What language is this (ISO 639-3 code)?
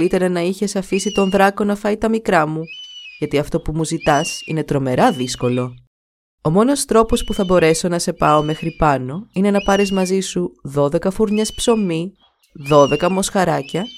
ell